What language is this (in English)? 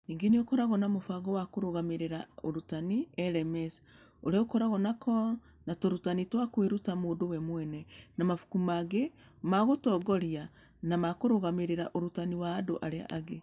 Kikuyu